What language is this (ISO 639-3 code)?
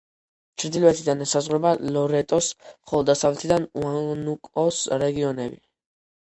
kat